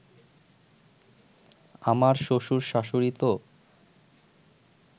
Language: Bangla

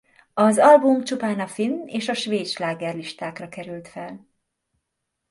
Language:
Hungarian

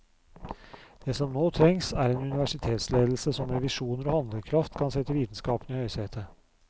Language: Norwegian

